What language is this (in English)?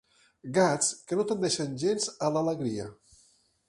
Catalan